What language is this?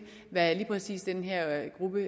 Danish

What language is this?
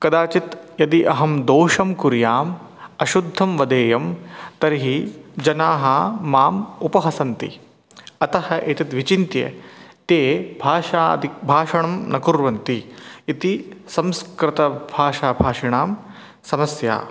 Sanskrit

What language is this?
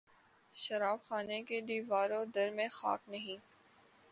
Urdu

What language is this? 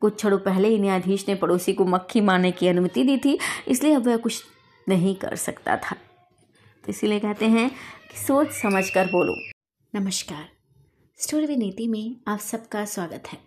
Hindi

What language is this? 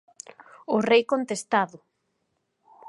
Galician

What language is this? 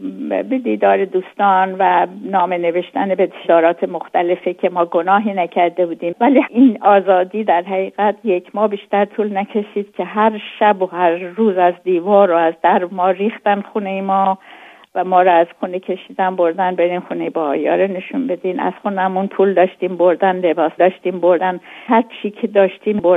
Persian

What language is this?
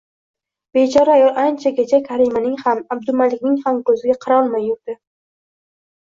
Uzbek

